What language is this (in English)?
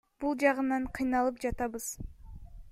Kyrgyz